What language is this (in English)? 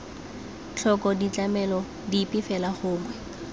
Tswana